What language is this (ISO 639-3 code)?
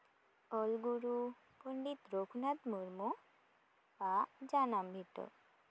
sat